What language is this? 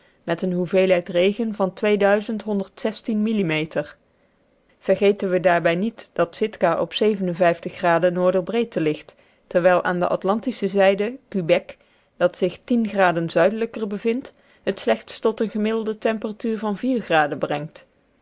Dutch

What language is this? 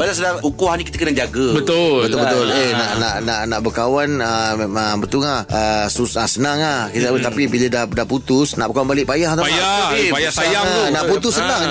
Malay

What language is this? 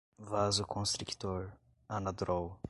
Portuguese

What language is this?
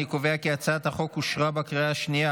Hebrew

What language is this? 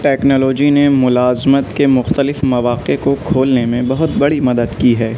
Urdu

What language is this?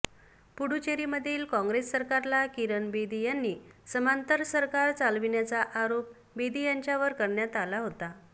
Marathi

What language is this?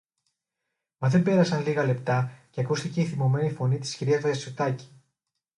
Greek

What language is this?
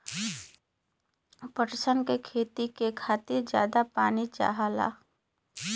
Bhojpuri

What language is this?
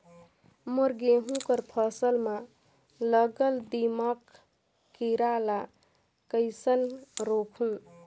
Chhattisgarhi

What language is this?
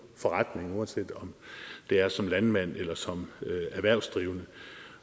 Danish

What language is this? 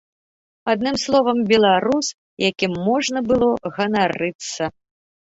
Belarusian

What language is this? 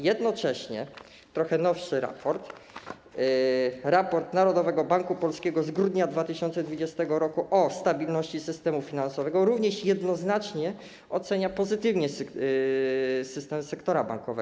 Polish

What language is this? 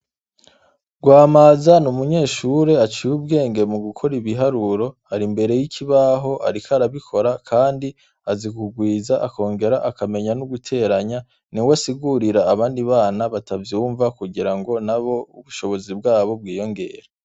Rundi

